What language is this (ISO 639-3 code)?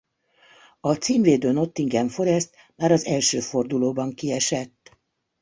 hun